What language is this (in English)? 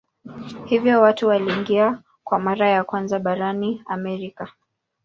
Swahili